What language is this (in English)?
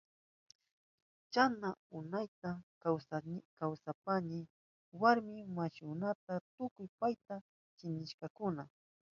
Southern Pastaza Quechua